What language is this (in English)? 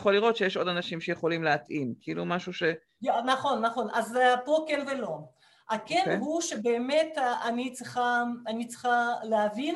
Hebrew